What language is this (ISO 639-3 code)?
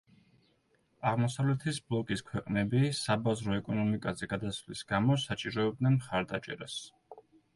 kat